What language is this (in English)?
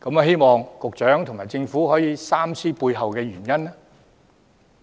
Cantonese